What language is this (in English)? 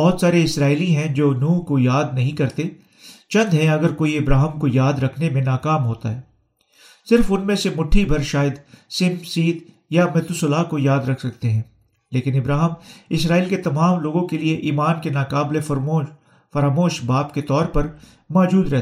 Urdu